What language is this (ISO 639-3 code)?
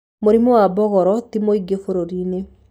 kik